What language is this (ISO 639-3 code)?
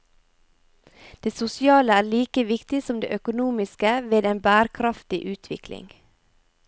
nor